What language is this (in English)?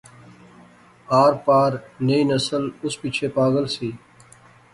Pahari-Potwari